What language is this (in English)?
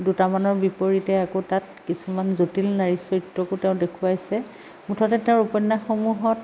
Assamese